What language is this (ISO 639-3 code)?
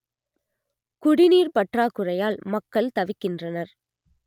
tam